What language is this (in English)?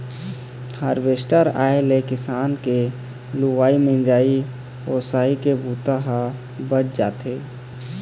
Chhattisgarhi